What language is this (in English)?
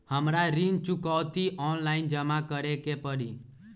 Magahi